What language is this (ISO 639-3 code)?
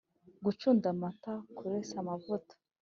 kin